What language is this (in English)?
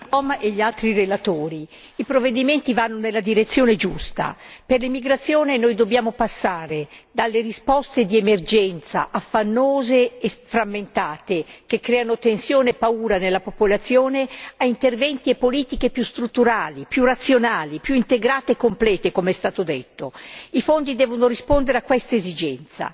Italian